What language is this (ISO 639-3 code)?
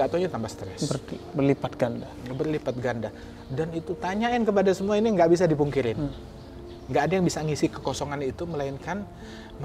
ind